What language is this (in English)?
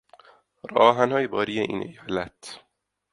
Persian